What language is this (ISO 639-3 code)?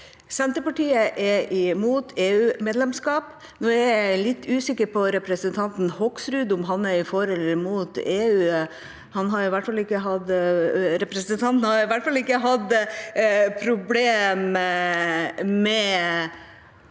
nor